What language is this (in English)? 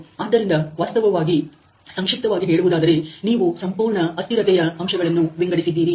Kannada